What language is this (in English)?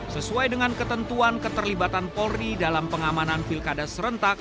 Indonesian